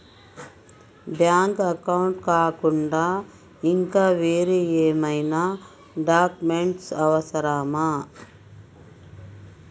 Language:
Telugu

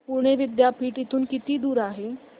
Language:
Marathi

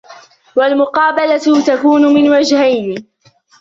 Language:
Arabic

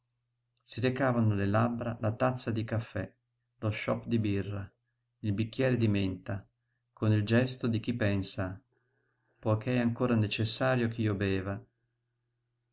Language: Italian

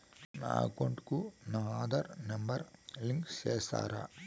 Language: Telugu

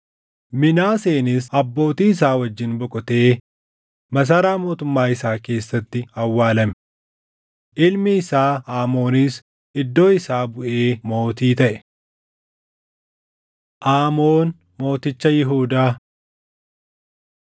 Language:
Oromo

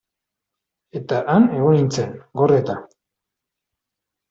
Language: Basque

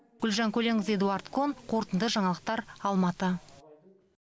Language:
Kazakh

